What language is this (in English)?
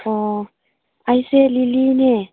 Manipuri